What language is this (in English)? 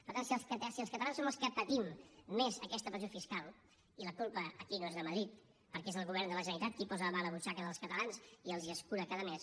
Catalan